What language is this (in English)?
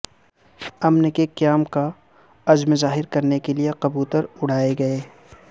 Urdu